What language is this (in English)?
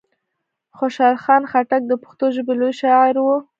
Pashto